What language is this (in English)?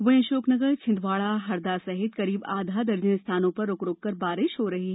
Hindi